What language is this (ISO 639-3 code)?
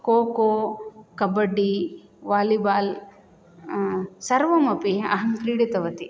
san